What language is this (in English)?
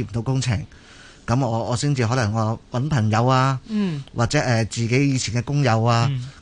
Chinese